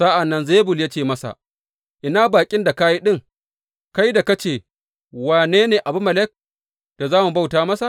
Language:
Hausa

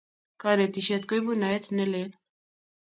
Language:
Kalenjin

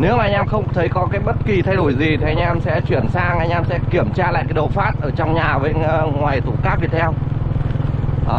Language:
Vietnamese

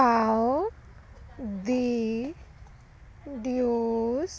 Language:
Punjabi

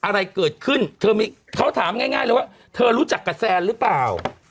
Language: Thai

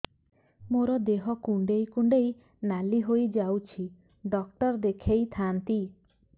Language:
Odia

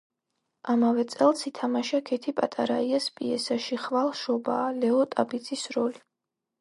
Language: Georgian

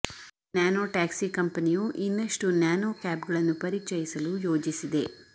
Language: Kannada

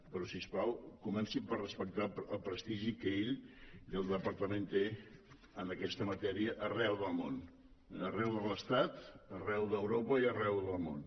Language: Catalan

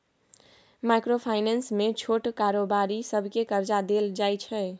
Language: Maithili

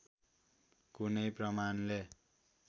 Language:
Nepali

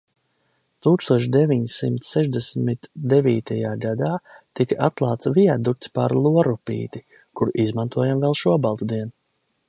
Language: Latvian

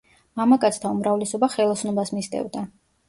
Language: Georgian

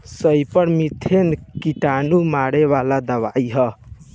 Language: Bhojpuri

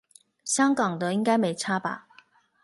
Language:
Chinese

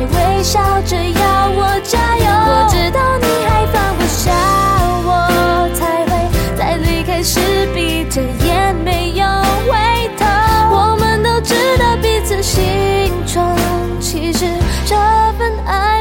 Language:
Chinese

